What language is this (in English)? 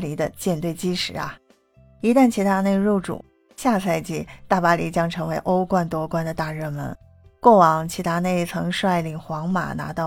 Chinese